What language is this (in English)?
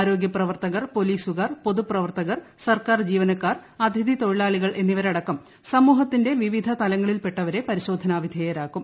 Malayalam